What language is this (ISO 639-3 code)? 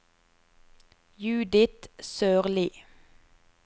nor